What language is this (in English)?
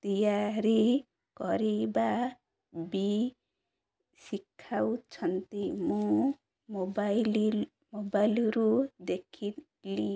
Odia